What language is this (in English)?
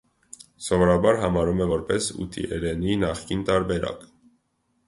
Armenian